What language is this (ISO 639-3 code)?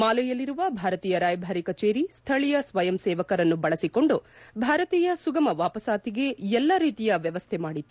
kan